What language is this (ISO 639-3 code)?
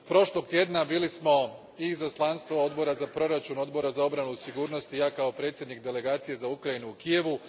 hrv